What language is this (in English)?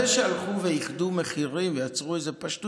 Hebrew